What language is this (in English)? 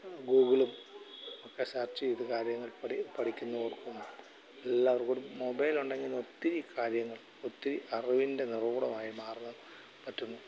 Malayalam